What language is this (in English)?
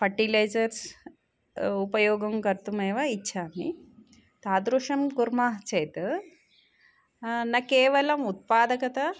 Sanskrit